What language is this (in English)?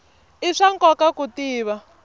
Tsonga